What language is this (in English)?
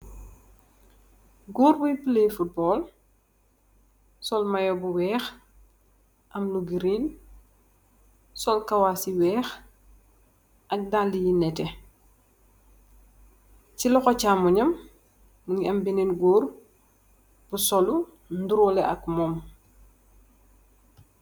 Wolof